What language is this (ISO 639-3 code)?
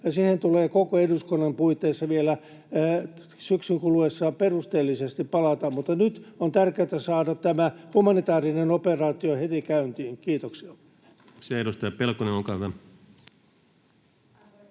fin